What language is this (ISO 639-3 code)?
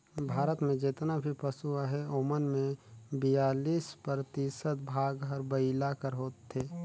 hne